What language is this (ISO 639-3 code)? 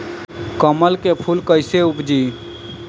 bho